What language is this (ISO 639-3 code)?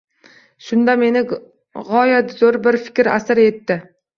uzb